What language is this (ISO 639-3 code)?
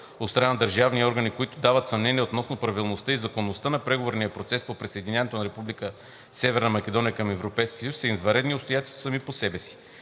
bul